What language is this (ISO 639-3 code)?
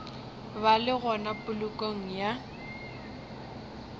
nso